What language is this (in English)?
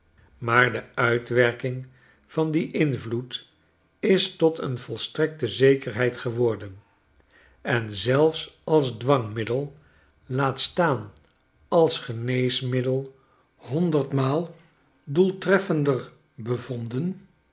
Dutch